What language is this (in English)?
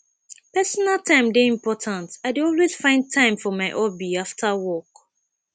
Nigerian Pidgin